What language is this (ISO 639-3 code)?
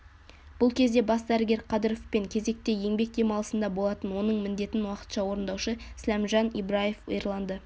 kaz